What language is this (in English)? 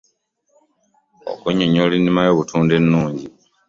Ganda